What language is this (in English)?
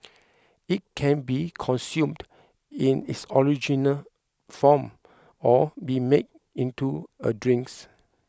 English